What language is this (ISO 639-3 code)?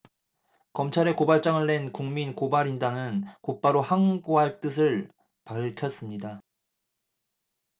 kor